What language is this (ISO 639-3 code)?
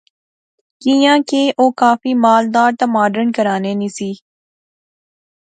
phr